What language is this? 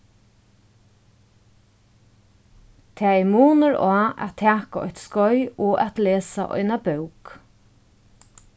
Faroese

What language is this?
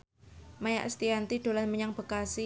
Javanese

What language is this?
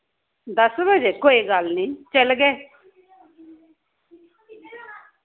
Dogri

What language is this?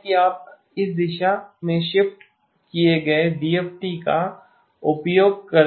Hindi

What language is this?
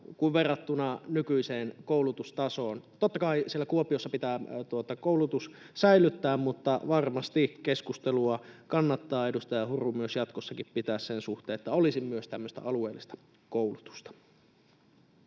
Finnish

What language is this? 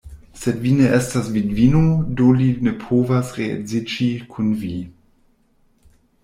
Esperanto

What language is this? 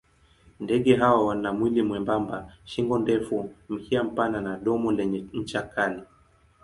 Swahili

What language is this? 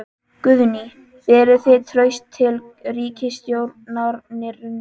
Icelandic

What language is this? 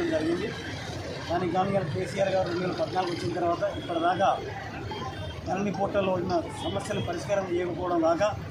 Hindi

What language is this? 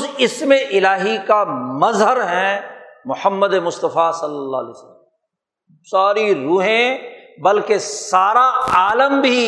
Urdu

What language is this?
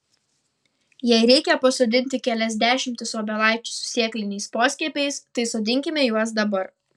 Lithuanian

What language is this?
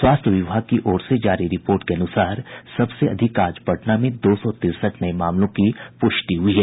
Hindi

